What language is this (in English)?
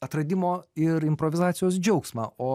Lithuanian